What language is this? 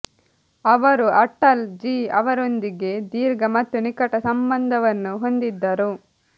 Kannada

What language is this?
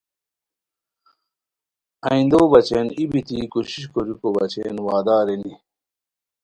Khowar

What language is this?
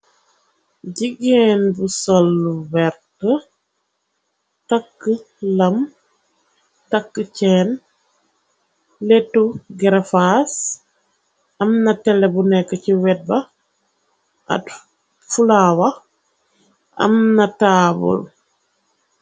Wolof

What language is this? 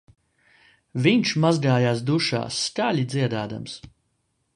Latvian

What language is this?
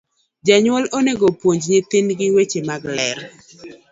Luo (Kenya and Tanzania)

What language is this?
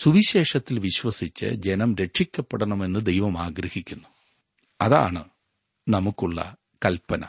Malayalam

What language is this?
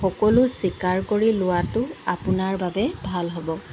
Assamese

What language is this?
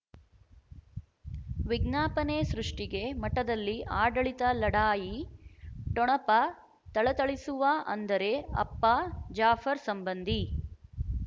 Kannada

